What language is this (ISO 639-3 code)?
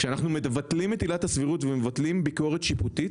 heb